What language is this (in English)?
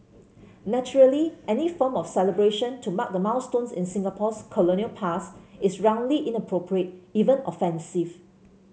English